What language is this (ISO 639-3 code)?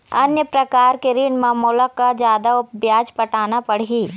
hne